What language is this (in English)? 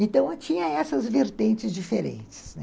Portuguese